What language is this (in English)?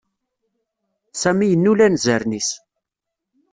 Kabyle